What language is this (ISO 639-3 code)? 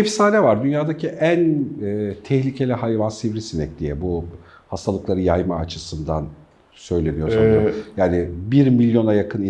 tur